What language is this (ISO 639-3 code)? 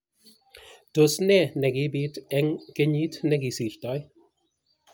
kln